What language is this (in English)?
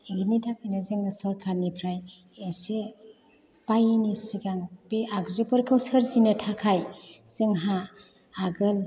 Bodo